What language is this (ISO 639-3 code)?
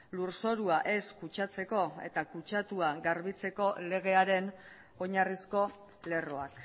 eus